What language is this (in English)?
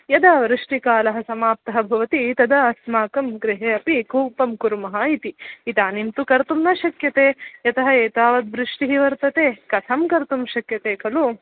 Sanskrit